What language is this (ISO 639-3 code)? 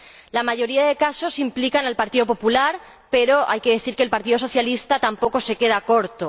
spa